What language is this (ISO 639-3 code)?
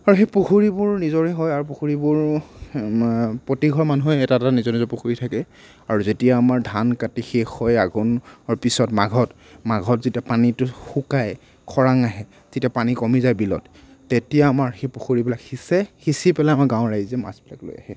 asm